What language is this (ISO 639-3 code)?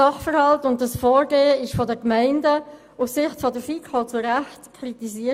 gsw